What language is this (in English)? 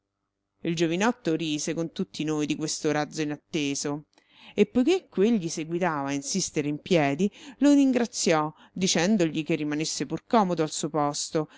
Italian